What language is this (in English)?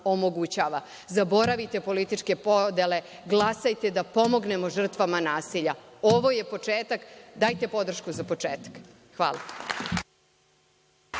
Serbian